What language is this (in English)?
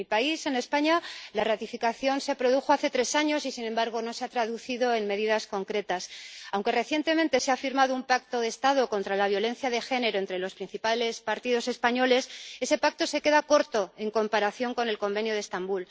Spanish